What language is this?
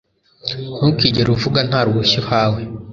Kinyarwanda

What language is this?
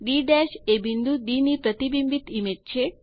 Gujarati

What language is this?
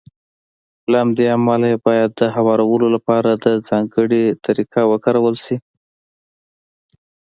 Pashto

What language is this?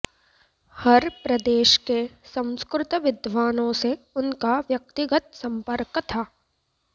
Sanskrit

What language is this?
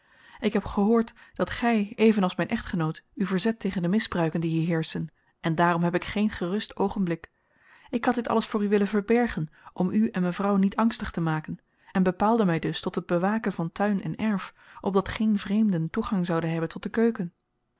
Dutch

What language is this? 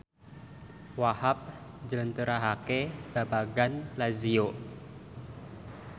Javanese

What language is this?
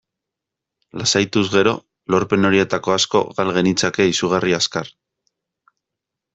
Basque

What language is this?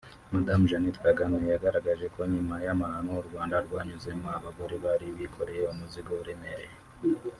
Kinyarwanda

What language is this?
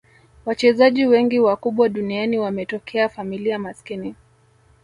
Swahili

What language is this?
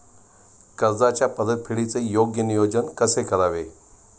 Marathi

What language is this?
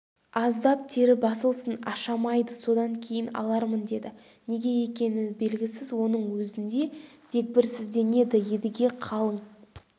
Kazakh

